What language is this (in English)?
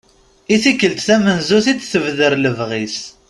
Kabyle